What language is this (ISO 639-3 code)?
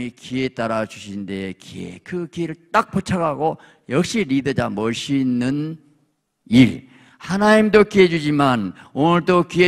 kor